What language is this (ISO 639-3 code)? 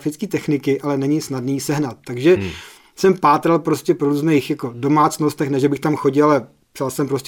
ces